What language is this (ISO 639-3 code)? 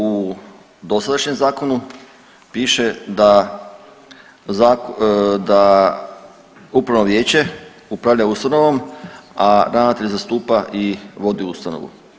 hrv